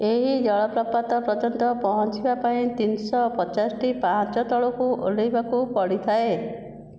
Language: Odia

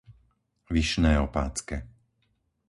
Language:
Slovak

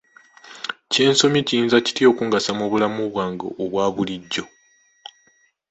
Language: Ganda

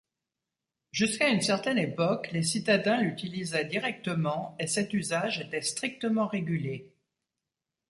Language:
French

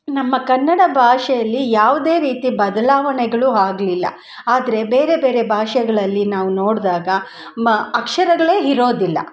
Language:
Kannada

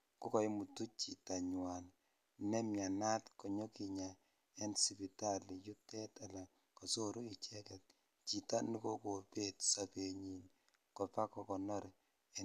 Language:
Kalenjin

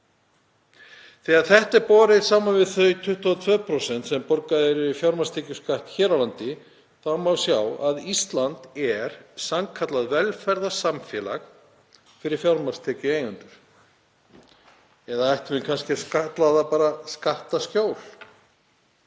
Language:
Icelandic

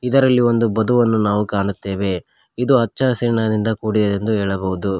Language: Kannada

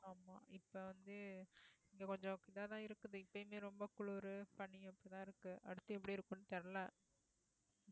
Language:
Tamil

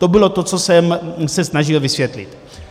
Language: Czech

